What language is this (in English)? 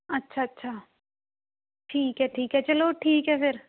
Punjabi